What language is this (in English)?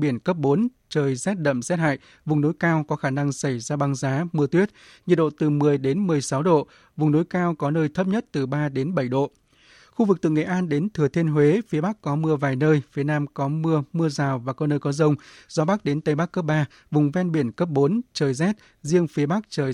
Vietnamese